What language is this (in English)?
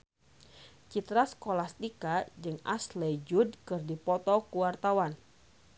Sundanese